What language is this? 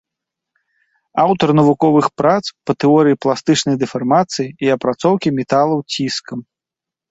Belarusian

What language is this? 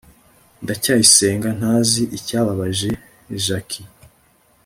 Kinyarwanda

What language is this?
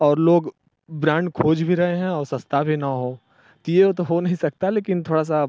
Hindi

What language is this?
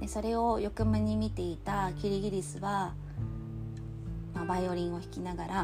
Japanese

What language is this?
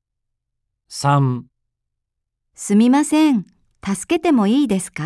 Japanese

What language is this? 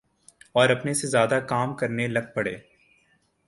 Urdu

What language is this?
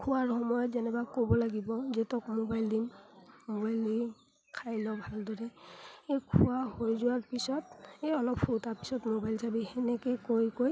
Assamese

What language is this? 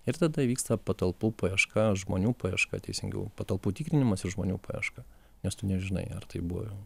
Lithuanian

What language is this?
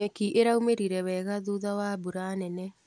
Kikuyu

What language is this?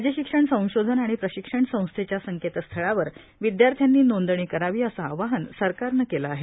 Marathi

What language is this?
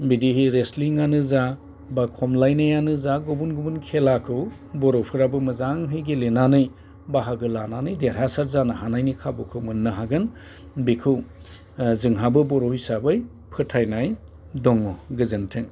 Bodo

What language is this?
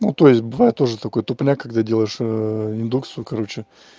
Russian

